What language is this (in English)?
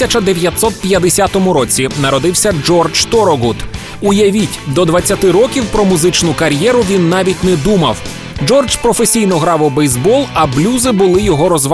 Ukrainian